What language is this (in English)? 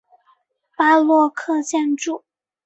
Chinese